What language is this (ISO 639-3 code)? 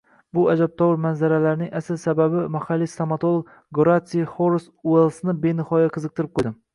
uzb